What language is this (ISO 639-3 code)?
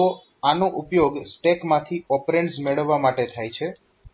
guj